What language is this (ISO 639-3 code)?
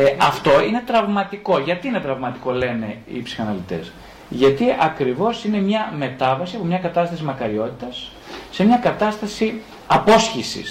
ell